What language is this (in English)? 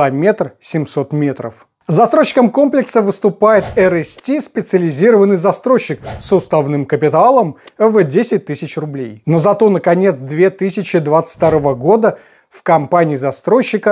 Russian